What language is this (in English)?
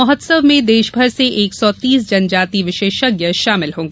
Hindi